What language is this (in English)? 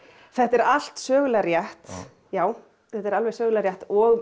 Icelandic